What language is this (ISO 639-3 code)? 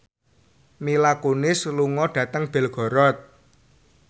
jav